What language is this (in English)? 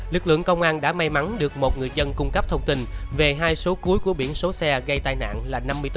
Vietnamese